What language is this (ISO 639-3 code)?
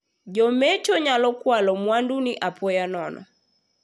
luo